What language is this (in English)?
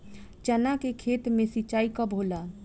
Bhojpuri